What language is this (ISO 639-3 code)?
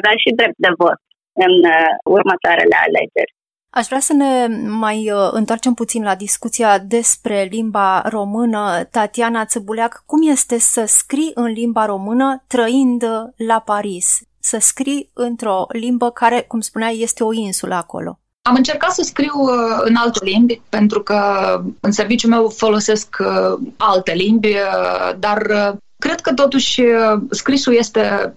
ron